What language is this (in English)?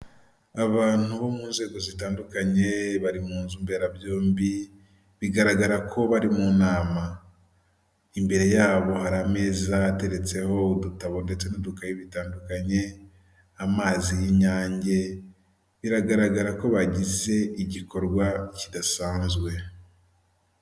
Kinyarwanda